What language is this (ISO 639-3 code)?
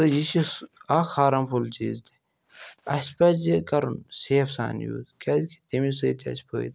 kas